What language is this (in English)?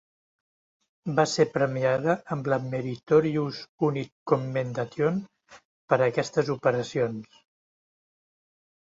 Catalan